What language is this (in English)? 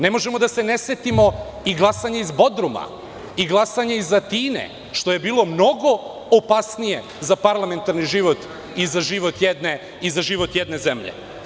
Serbian